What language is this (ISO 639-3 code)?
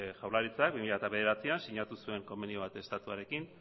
eus